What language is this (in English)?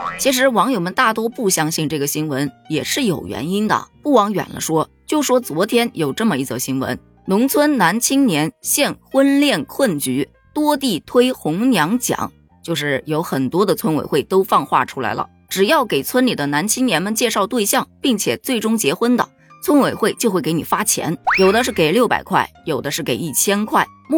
Chinese